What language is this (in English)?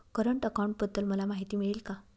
Marathi